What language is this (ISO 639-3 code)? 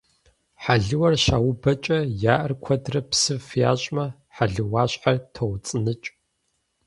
kbd